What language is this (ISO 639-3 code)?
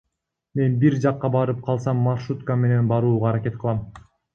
kir